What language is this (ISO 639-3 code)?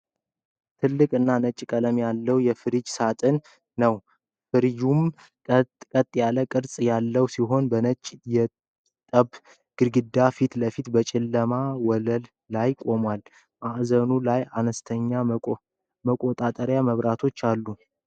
amh